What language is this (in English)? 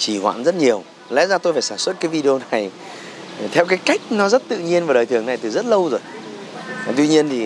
Vietnamese